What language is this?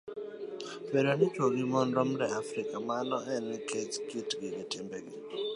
Luo (Kenya and Tanzania)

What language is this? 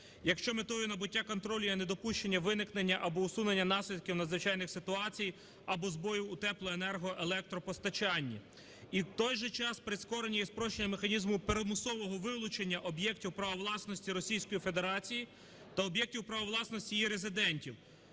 Ukrainian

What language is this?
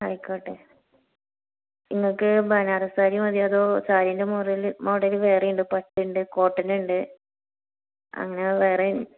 Malayalam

